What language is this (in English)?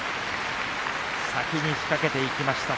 Japanese